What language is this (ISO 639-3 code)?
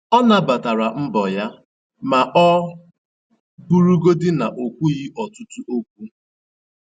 ibo